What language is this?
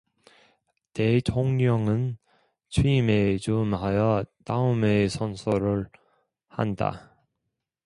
Korean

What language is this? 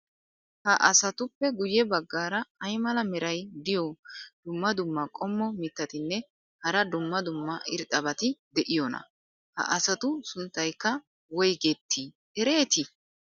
Wolaytta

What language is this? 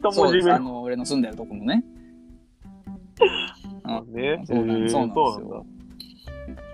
Japanese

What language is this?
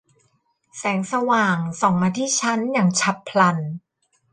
Thai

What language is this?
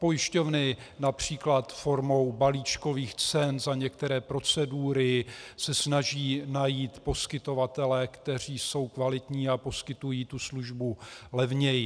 Czech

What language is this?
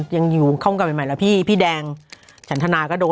Thai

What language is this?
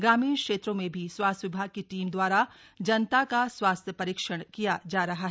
Hindi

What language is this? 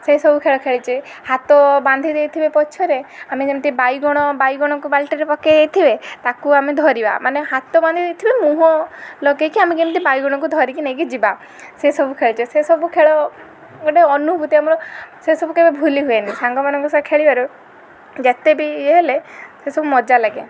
Odia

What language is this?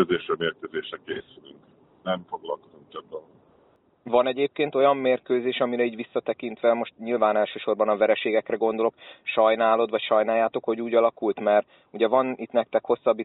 Hungarian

